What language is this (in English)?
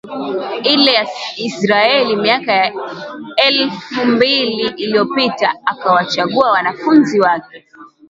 Swahili